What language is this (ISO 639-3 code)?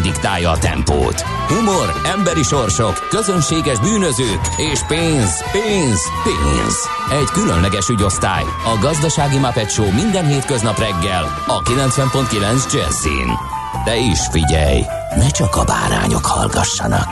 hun